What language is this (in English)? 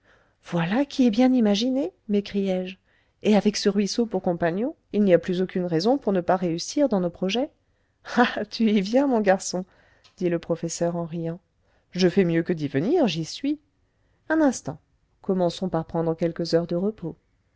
French